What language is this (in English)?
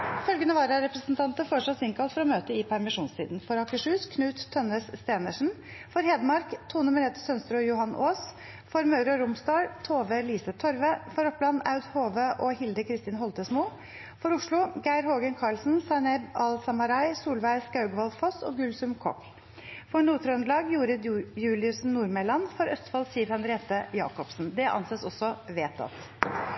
Norwegian Bokmål